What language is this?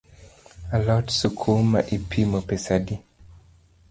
Luo (Kenya and Tanzania)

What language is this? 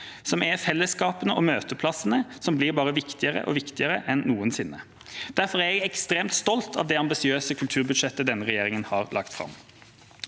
Norwegian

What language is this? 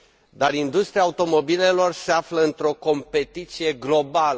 Romanian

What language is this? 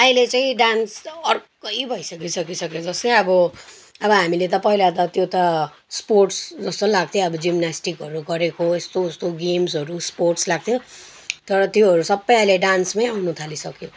Nepali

